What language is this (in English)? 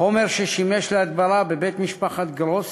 Hebrew